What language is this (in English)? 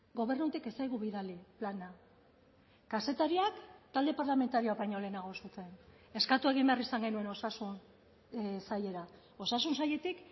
Basque